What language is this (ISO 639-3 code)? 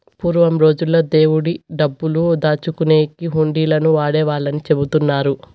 tel